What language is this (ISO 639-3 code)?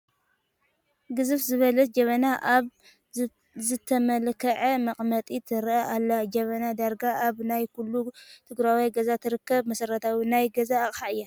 tir